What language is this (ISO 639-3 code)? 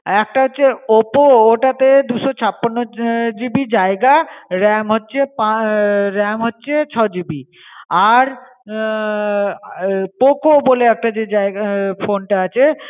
ben